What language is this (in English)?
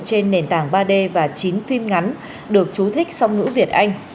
Vietnamese